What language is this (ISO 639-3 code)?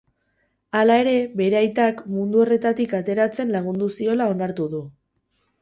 eus